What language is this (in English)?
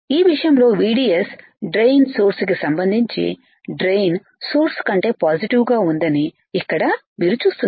Telugu